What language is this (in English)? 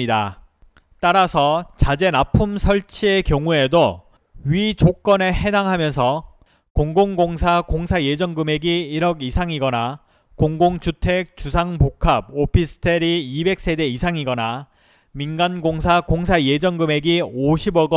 Korean